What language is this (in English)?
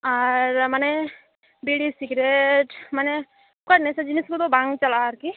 Santali